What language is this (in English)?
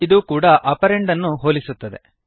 Kannada